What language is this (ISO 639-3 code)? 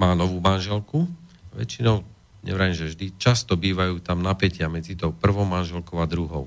slk